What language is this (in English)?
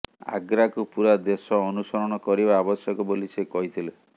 Odia